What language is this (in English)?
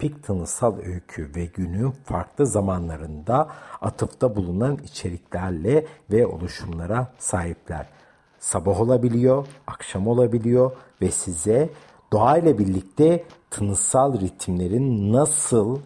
Turkish